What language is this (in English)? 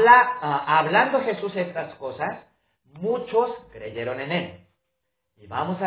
Spanish